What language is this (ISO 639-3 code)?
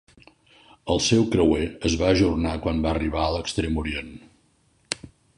cat